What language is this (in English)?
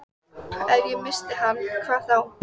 Icelandic